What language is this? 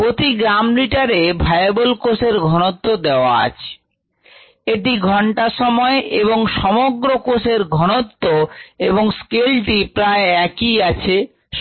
Bangla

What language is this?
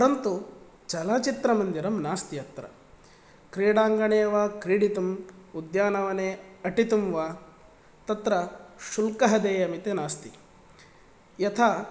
Sanskrit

